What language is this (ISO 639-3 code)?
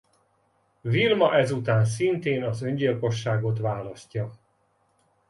hun